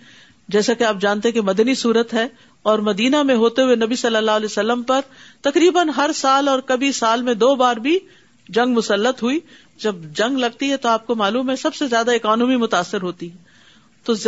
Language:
Urdu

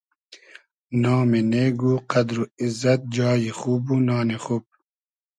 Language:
Hazaragi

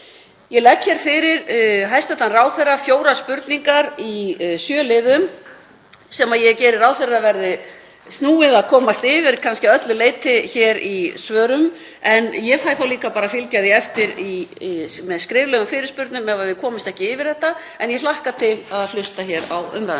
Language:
Icelandic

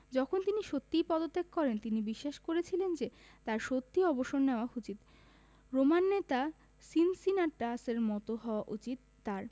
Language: Bangla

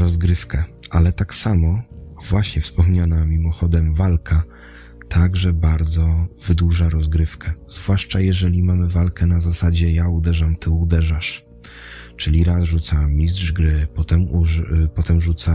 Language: Polish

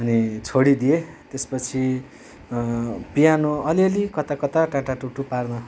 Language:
Nepali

